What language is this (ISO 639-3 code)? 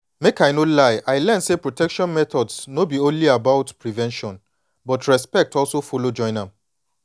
pcm